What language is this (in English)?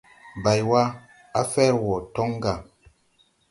Tupuri